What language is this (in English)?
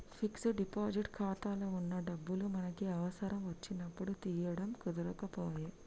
Telugu